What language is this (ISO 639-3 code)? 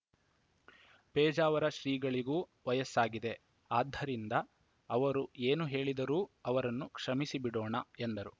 kan